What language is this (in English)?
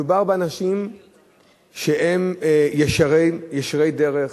Hebrew